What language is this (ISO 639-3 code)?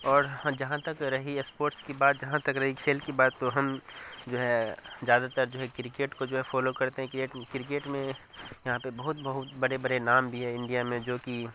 urd